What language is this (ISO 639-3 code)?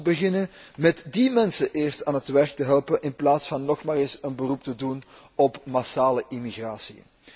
nld